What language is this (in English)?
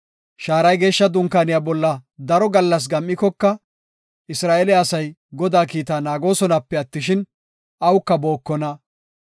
Gofa